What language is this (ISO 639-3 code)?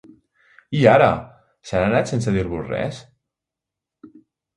cat